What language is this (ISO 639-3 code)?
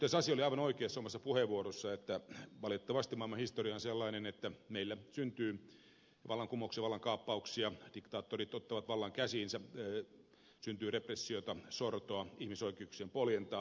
fin